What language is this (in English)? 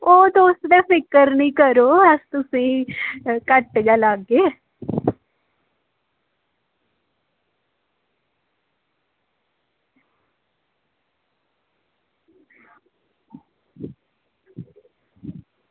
Dogri